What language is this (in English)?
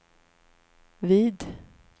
Swedish